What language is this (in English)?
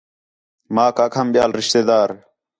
Khetrani